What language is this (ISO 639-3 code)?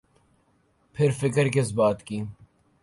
urd